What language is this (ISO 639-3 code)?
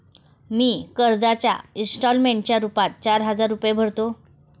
mar